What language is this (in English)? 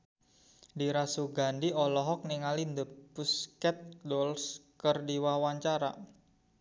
Sundanese